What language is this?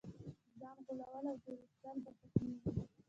Pashto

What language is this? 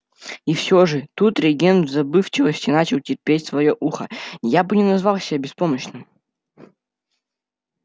Russian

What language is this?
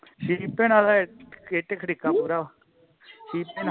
Punjabi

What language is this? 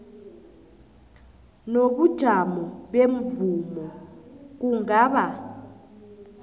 South Ndebele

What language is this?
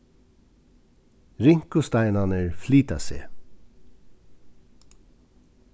Faroese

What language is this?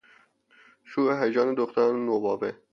Persian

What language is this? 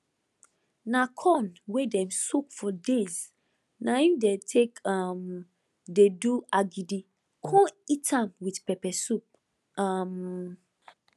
Nigerian Pidgin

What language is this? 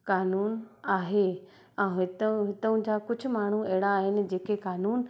Sindhi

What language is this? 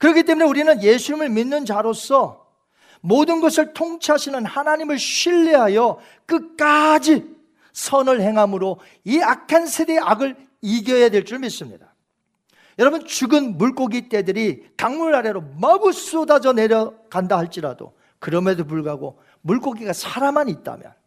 Korean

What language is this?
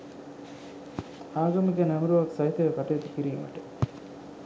Sinhala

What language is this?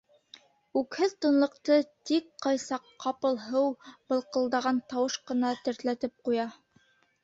Bashkir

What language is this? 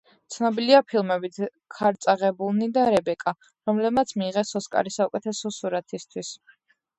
Georgian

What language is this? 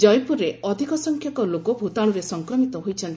Odia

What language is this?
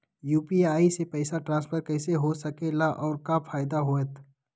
Magahi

